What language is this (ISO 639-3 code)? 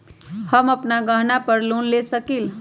mag